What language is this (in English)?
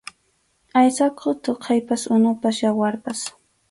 Arequipa-La Unión Quechua